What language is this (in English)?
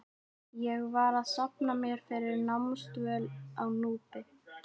Icelandic